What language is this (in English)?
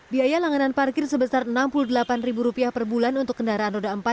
Indonesian